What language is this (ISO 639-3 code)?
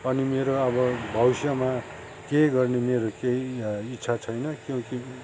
nep